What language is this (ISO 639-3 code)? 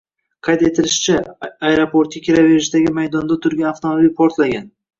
uzb